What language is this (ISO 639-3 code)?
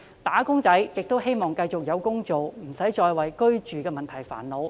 yue